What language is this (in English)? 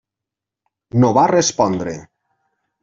Catalan